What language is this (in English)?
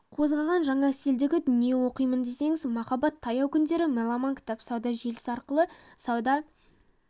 Kazakh